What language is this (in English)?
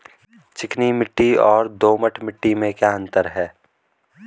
Hindi